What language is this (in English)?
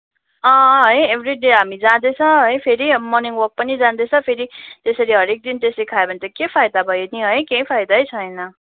Nepali